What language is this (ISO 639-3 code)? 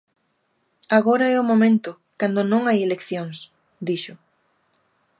glg